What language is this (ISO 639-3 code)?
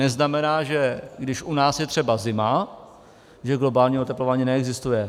ces